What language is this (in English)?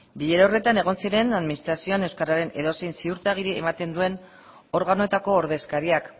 Basque